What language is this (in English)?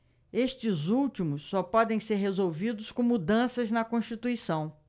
Portuguese